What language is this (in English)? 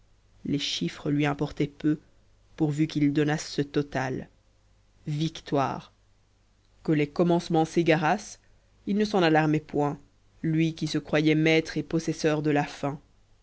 French